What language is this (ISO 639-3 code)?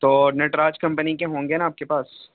urd